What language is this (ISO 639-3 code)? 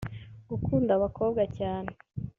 kin